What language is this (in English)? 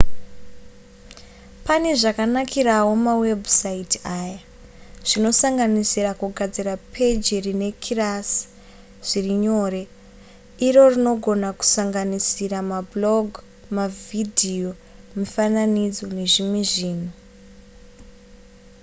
Shona